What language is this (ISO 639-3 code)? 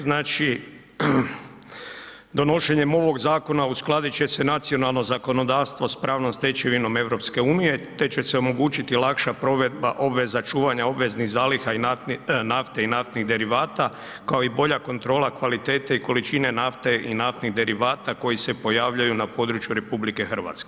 hrv